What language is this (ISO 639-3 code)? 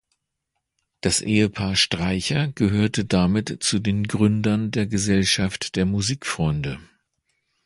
deu